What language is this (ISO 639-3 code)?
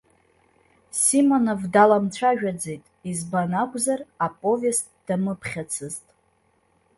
abk